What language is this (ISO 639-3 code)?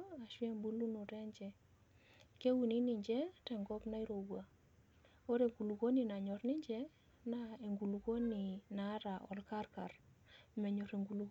mas